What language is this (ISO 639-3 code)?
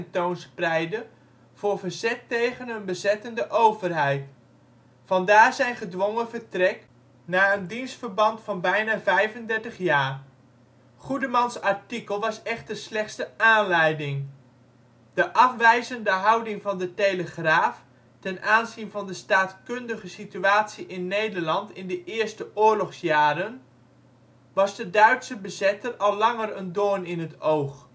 nld